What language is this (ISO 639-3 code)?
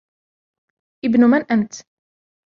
ara